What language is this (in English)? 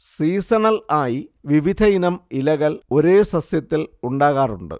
Malayalam